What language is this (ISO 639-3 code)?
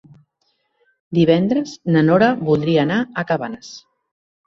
cat